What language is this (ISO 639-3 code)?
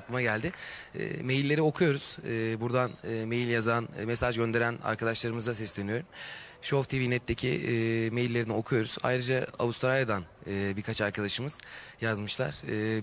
tur